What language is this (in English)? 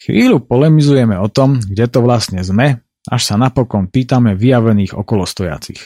Slovak